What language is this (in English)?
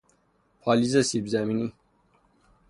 Persian